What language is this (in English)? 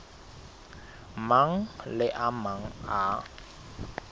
Southern Sotho